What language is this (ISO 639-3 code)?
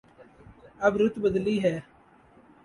urd